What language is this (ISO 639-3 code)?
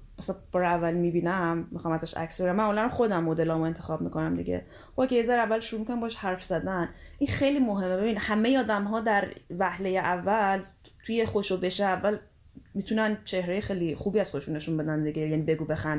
fas